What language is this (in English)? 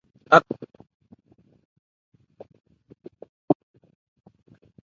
Ebrié